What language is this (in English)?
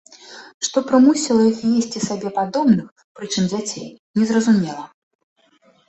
Belarusian